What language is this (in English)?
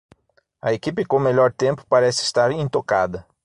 Portuguese